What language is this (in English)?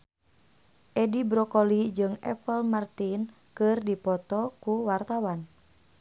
Sundanese